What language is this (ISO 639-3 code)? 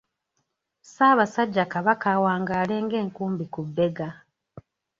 lug